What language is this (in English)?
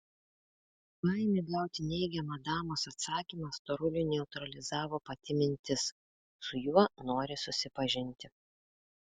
Lithuanian